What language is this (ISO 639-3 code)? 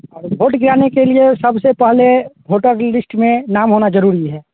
hin